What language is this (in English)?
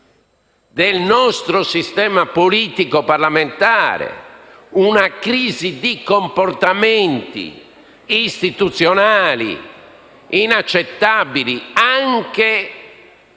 Italian